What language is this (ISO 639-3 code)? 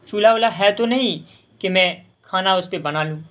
urd